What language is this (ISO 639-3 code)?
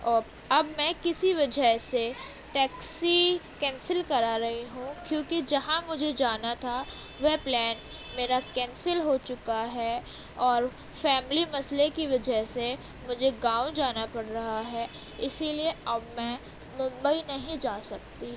urd